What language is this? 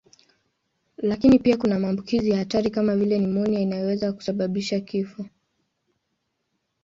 Swahili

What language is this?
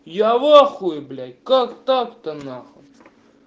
Russian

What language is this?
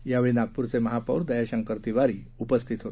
Marathi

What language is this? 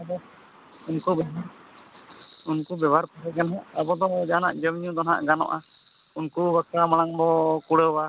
Santali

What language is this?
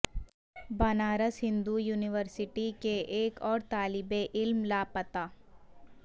Urdu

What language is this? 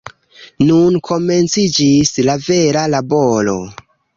Esperanto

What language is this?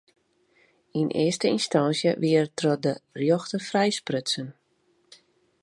Western Frisian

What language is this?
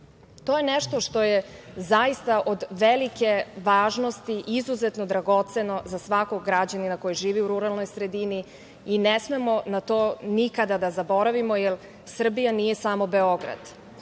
Serbian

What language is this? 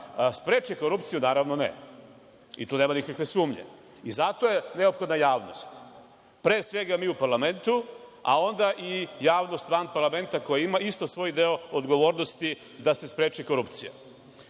Serbian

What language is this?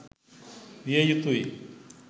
Sinhala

